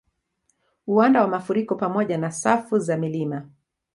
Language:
Swahili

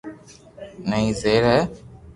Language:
Loarki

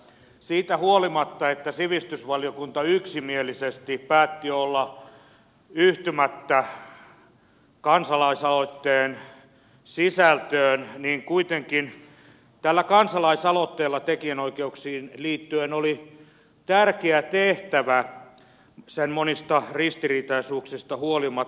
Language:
Finnish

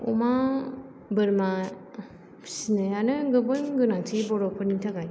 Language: Bodo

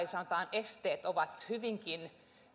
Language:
Finnish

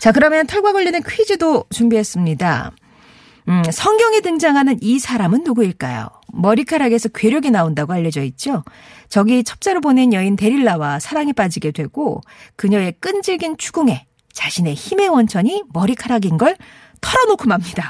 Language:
Korean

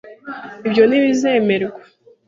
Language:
Kinyarwanda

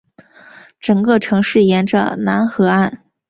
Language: Chinese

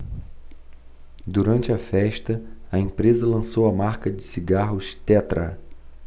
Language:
Portuguese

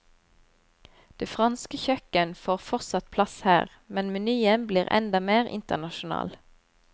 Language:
Norwegian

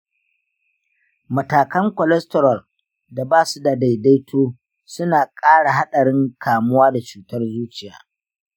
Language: Hausa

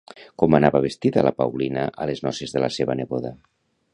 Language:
Catalan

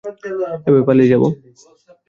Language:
Bangla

